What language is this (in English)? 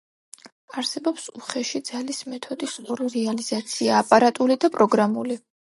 Georgian